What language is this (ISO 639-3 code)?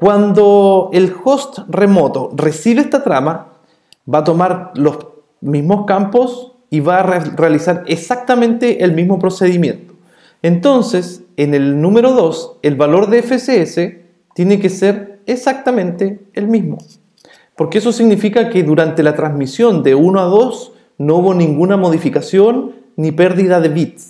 spa